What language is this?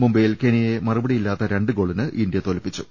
Malayalam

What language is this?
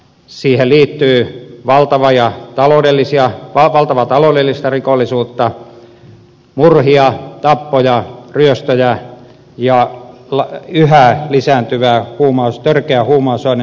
Finnish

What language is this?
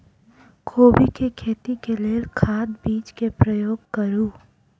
Maithili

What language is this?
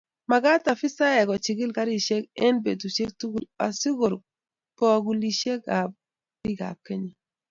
Kalenjin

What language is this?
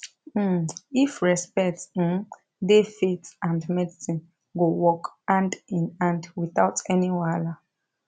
Nigerian Pidgin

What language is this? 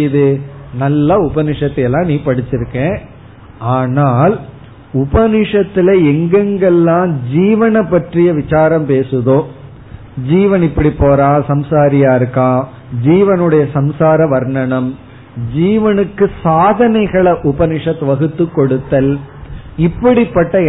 Tamil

